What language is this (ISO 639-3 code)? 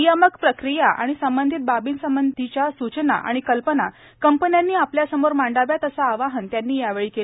mar